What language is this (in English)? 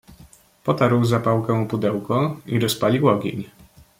Polish